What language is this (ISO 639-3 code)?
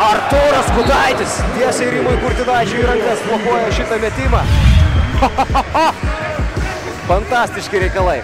lit